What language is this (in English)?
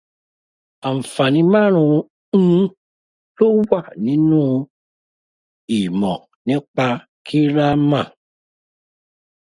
Yoruba